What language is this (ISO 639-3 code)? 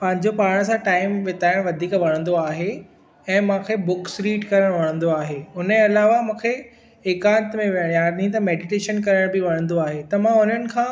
snd